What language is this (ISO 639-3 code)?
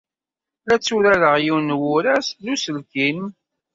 kab